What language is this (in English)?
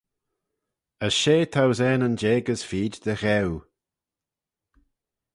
Manx